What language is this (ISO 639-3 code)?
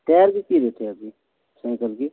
mai